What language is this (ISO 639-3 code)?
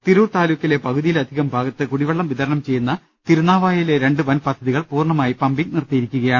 mal